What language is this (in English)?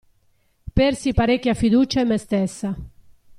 Italian